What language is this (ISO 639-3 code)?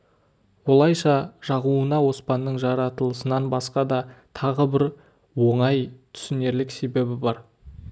kaz